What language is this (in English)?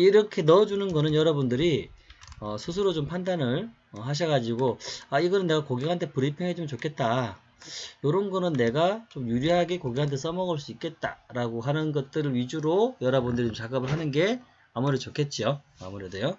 Korean